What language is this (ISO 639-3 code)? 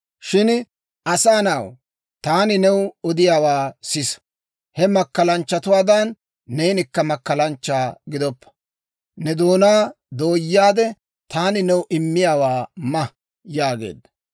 dwr